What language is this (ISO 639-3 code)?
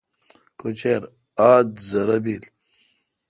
xka